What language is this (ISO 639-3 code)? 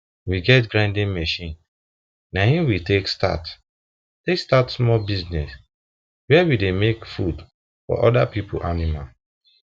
pcm